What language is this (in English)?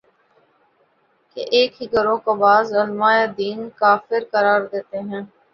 Urdu